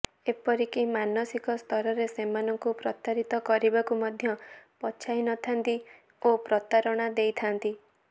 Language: Odia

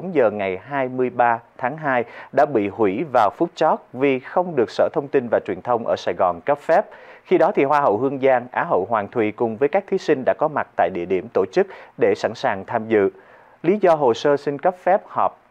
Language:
Vietnamese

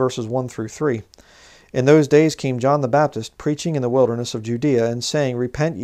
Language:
English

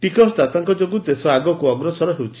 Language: Odia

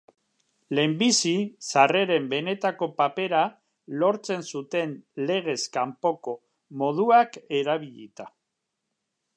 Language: Basque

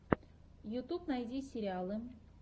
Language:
Russian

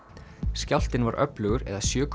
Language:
Icelandic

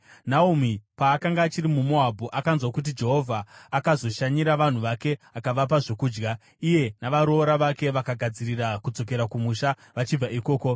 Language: Shona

